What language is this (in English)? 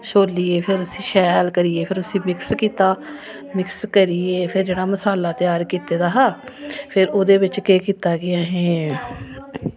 Dogri